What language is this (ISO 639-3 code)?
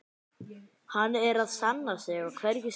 isl